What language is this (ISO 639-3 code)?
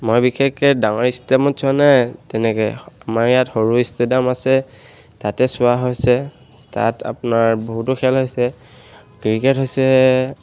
asm